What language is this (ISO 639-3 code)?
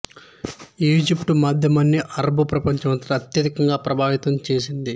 tel